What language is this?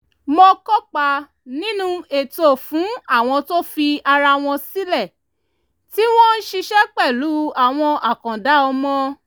Yoruba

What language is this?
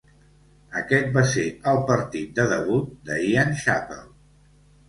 Catalan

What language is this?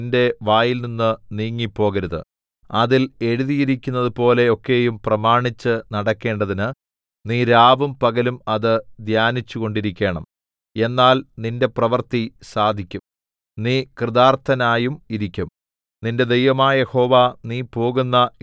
Malayalam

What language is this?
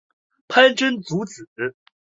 Chinese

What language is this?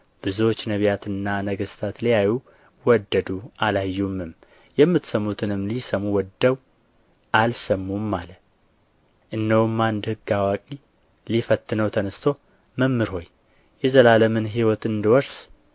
Amharic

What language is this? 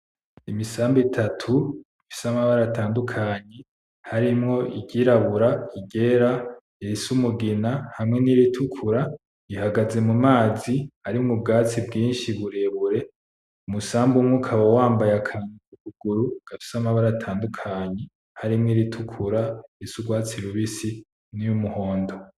Rundi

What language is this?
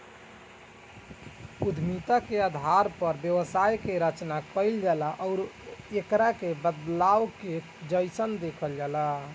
Bhojpuri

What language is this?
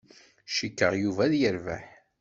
Kabyle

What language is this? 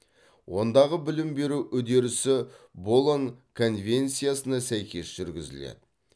Kazakh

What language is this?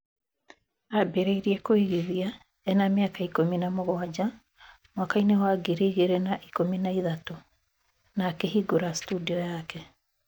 Kikuyu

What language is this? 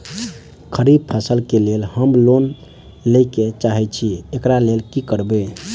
Maithili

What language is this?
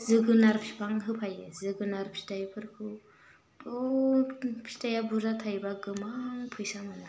Bodo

